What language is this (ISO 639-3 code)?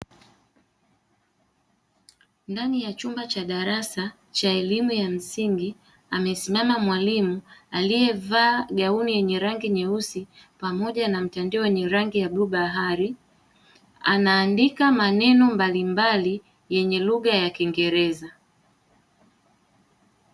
swa